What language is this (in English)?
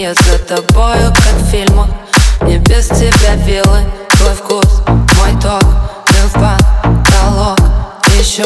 Russian